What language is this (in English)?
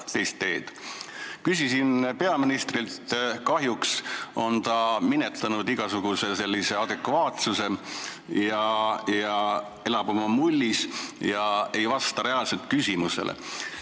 Estonian